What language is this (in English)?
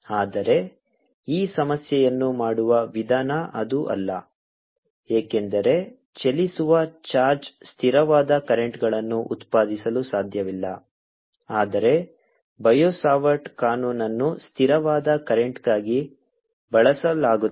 Kannada